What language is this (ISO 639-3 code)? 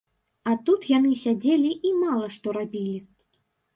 bel